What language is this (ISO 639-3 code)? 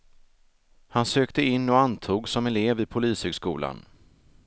swe